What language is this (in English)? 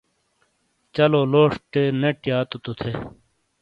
Shina